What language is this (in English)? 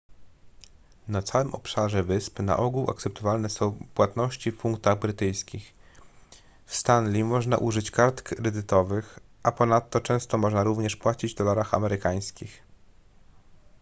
Polish